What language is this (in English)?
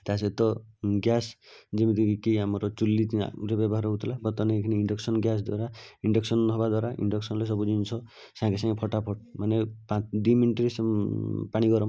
Odia